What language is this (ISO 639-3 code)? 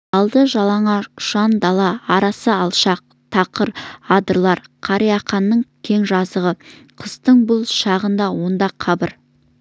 kaz